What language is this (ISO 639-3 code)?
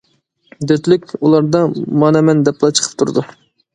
uig